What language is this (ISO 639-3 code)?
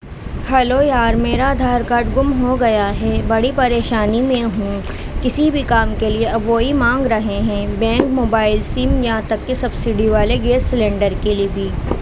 urd